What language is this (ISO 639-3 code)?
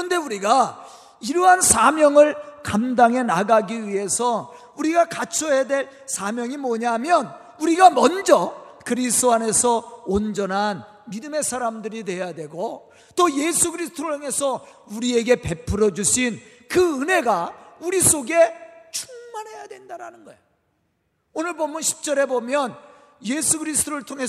kor